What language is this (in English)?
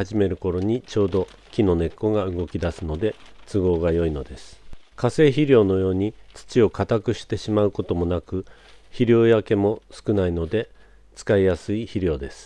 Japanese